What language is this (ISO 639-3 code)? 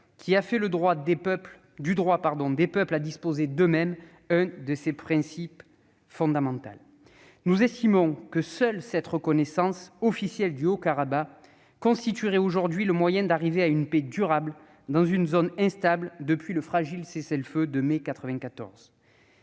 fra